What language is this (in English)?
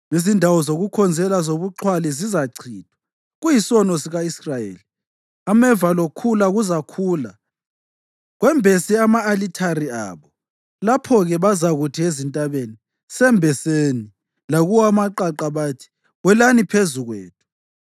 North Ndebele